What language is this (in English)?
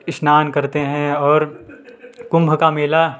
Hindi